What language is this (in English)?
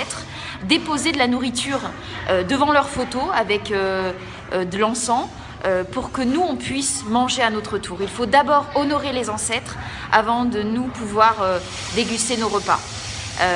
French